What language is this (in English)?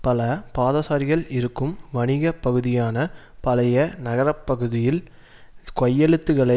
Tamil